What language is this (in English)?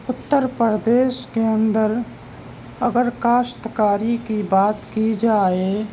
Urdu